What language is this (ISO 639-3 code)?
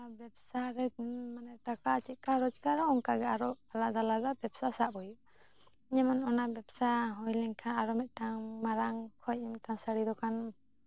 sat